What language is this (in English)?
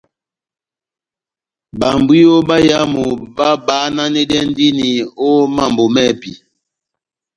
Batanga